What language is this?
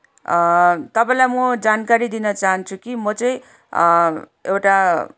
Nepali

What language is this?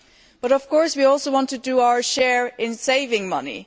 English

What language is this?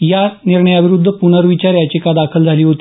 Marathi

